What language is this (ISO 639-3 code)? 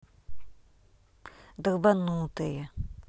rus